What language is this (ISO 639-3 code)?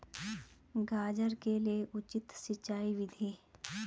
hin